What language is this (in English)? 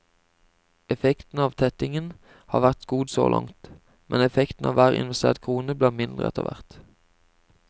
Norwegian